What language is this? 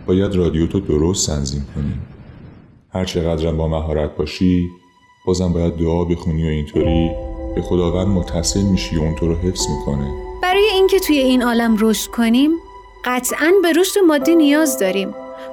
Persian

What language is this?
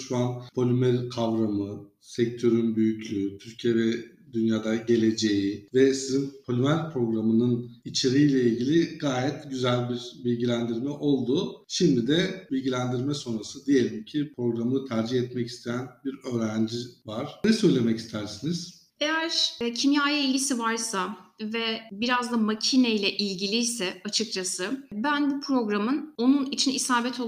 Turkish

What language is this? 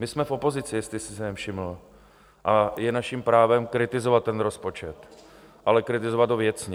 Czech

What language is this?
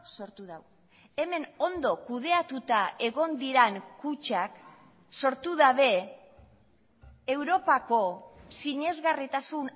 Basque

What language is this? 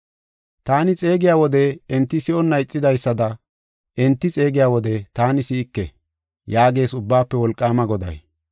Gofa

